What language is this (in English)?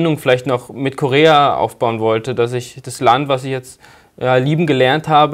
German